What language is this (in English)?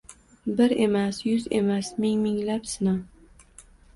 Uzbek